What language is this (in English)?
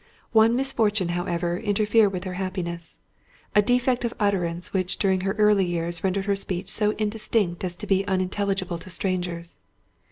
English